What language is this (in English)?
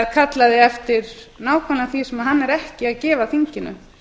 Icelandic